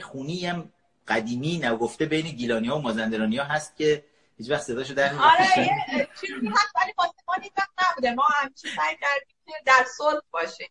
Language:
Persian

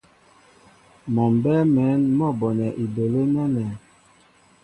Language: Mbo (Cameroon)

